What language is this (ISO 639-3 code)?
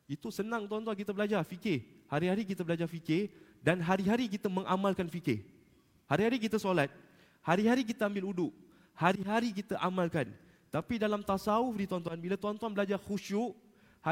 msa